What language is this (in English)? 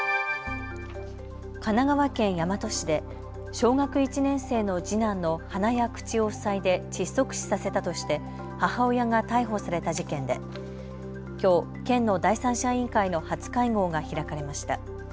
Japanese